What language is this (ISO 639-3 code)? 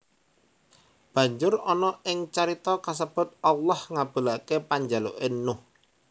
jav